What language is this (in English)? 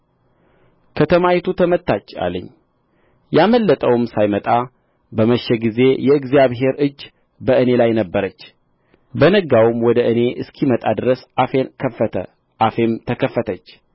Amharic